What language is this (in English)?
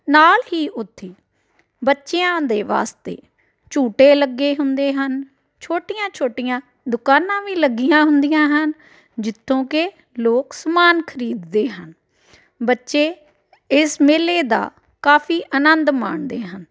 Punjabi